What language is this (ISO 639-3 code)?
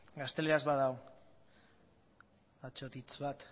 eus